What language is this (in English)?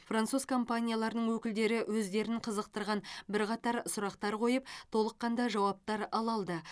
Kazakh